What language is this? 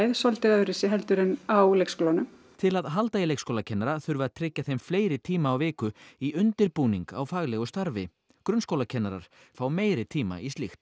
Icelandic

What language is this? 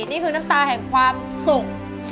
Thai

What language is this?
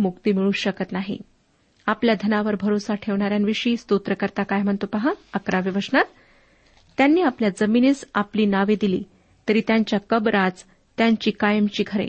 Marathi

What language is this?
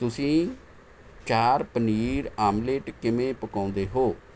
Punjabi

